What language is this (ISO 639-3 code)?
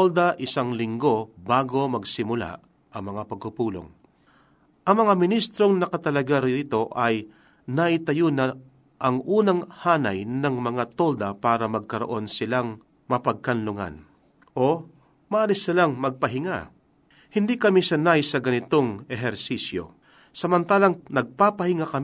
fil